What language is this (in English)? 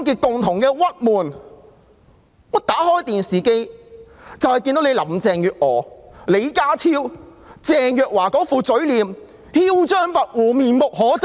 Cantonese